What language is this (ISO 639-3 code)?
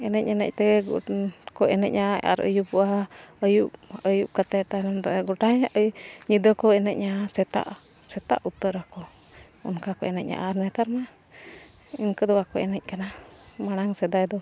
sat